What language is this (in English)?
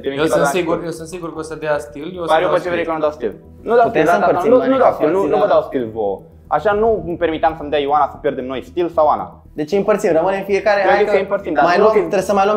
Romanian